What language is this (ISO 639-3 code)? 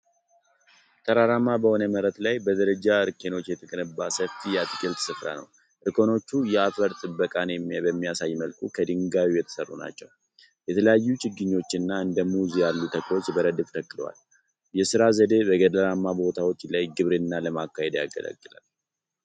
amh